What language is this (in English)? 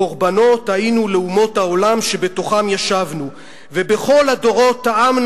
Hebrew